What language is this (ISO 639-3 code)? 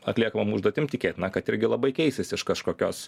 lit